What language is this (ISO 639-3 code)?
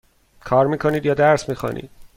fas